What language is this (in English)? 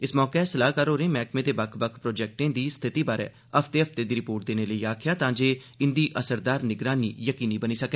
Dogri